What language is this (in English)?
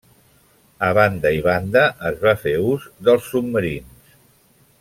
Catalan